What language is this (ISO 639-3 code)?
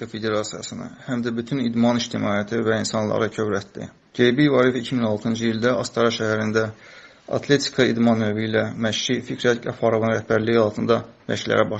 tur